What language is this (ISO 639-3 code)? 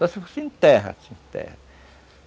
por